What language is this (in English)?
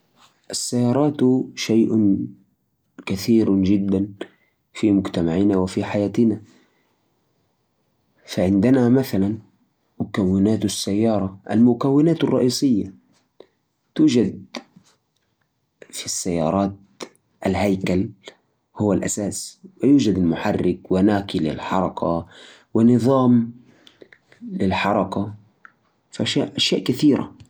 Najdi Arabic